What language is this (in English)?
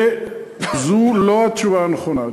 Hebrew